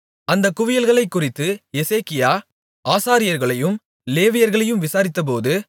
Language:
Tamil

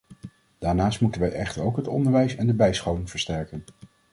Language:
Dutch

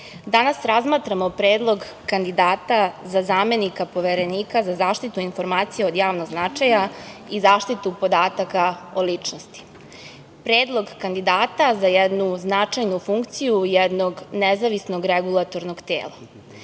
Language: Serbian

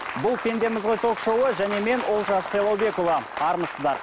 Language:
Kazakh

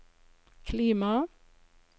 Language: Norwegian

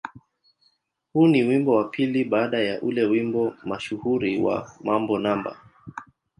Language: Swahili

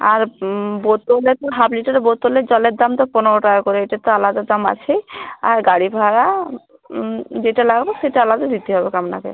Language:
Bangla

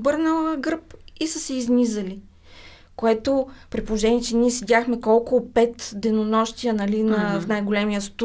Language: Bulgarian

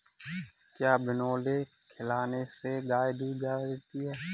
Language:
Hindi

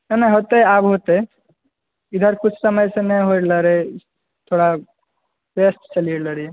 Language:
Maithili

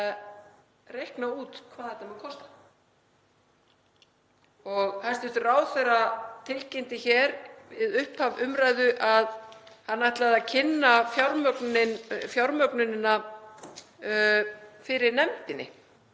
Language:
Icelandic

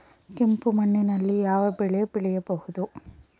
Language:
Kannada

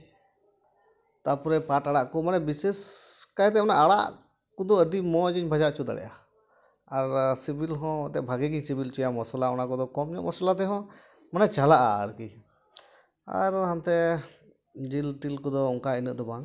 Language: Santali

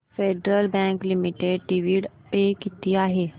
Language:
Marathi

